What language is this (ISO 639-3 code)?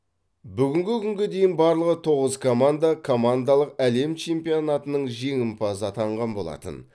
kaz